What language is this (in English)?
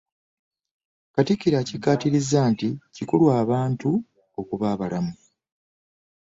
Ganda